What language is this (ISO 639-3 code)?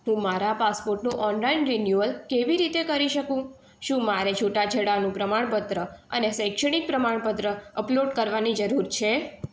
guj